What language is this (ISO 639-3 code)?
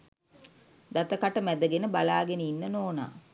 sin